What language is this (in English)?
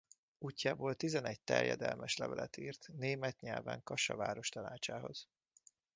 Hungarian